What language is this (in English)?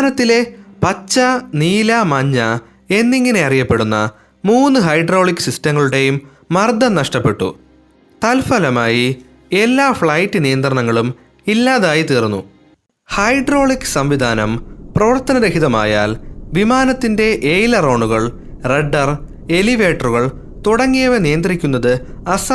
Malayalam